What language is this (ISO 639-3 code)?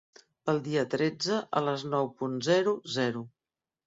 cat